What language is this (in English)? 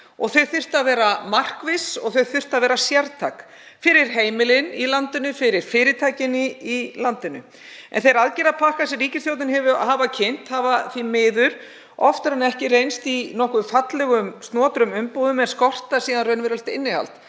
Icelandic